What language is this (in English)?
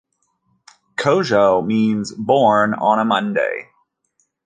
English